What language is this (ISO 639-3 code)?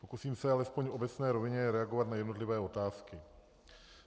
ces